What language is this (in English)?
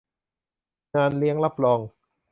Thai